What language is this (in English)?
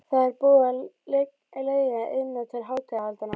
Icelandic